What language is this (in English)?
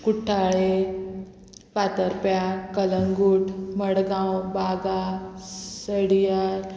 Konkani